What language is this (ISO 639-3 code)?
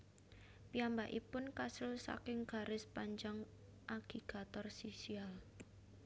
jav